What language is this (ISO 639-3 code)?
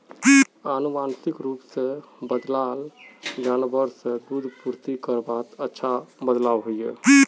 mag